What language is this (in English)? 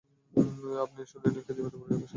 Bangla